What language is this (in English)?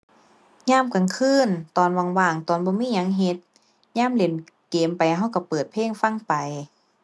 Thai